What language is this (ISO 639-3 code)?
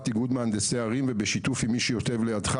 heb